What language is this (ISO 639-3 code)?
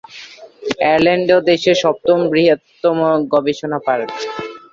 ben